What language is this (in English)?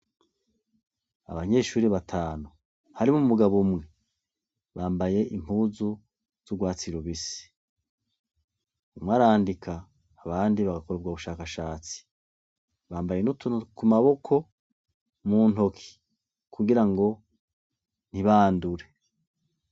Rundi